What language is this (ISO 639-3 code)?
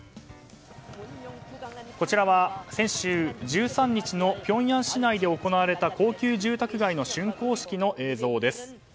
jpn